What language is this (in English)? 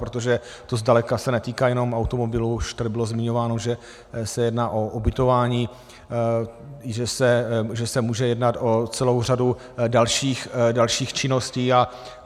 Czech